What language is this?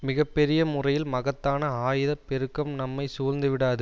Tamil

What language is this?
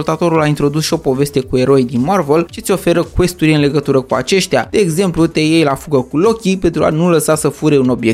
Romanian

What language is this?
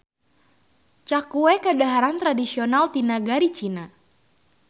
Sundanese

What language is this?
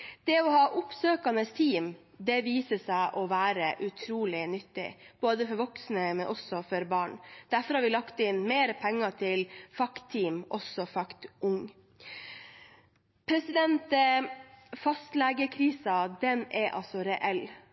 Norwegian Bokmål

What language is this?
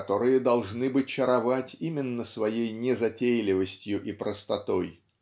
Russian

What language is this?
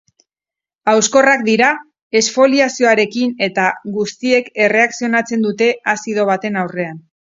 Basque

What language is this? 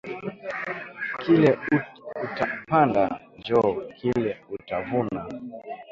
Swahili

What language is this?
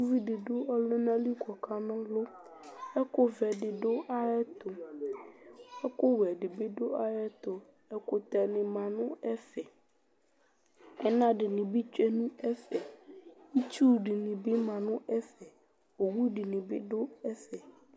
Ikposo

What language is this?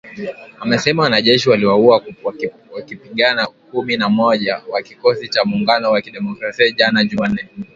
Swahili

